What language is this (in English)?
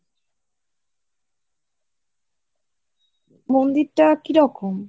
Bangla